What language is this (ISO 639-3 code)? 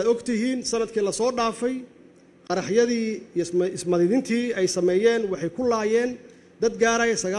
ara